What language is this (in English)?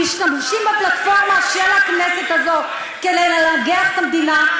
Hebrew